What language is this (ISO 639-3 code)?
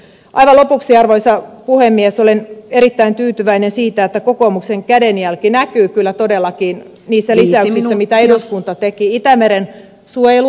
fin